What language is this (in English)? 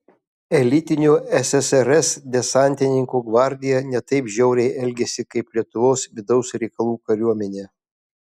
Lithuanian